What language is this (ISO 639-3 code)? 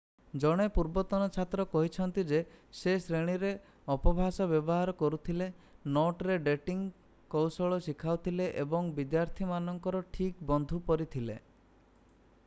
ori